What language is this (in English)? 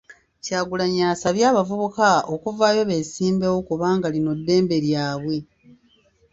Ganda